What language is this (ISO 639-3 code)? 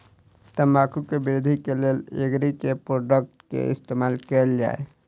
mai